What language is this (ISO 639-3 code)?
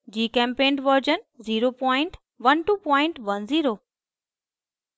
hin